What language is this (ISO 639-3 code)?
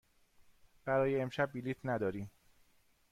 fas